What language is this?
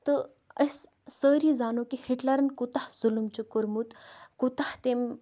Kashmiri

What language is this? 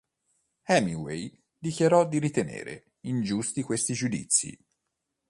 Italian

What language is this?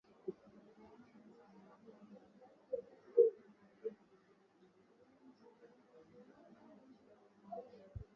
Swahili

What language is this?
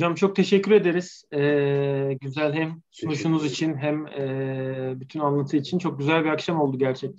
Turkish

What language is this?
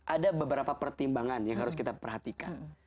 Indonesian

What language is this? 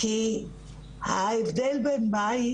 Hebrew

